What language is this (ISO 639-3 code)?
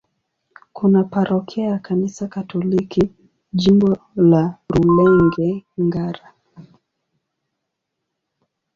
swa